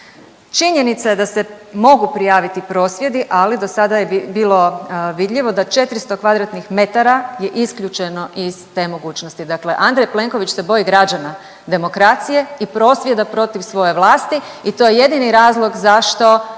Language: Croatian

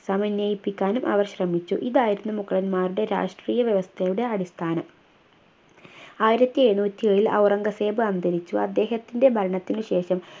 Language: Malayalam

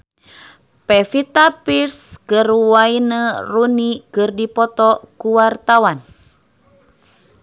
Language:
Sundanese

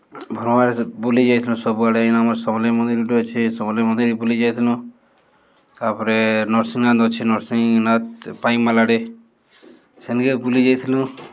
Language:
Odia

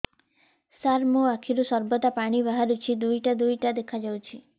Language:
Odia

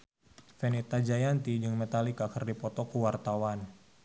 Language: Sundanese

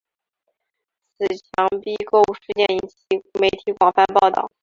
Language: Chinese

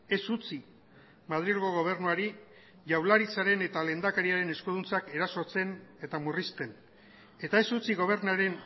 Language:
Basque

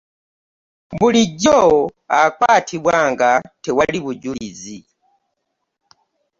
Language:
Ganda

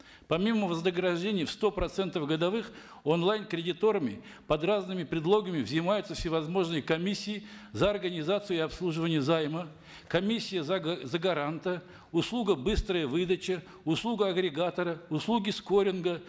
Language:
Kazakh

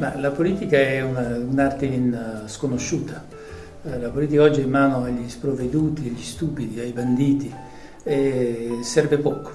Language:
Italian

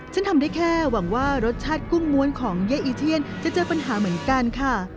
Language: Thai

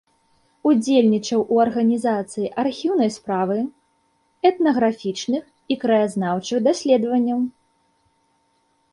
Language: Belarusian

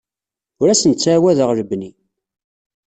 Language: Kabyle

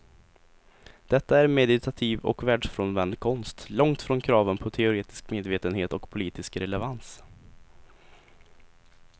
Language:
Swedish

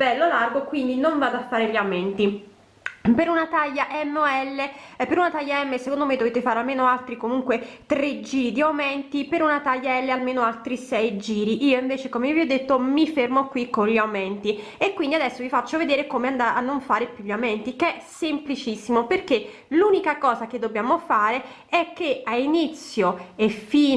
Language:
Italian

